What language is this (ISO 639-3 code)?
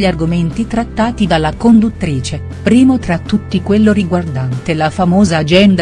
ita